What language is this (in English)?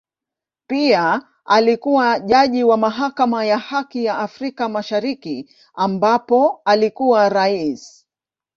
Swahili